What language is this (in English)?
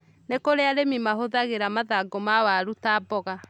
Kikuyu